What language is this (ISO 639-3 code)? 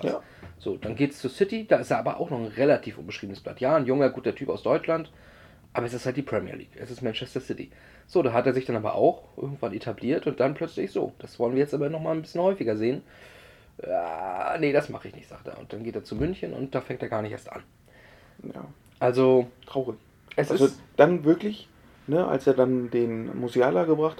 deu